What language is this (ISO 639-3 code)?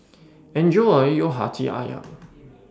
eng